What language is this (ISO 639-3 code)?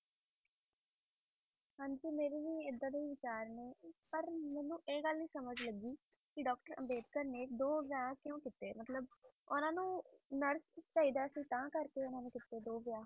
pan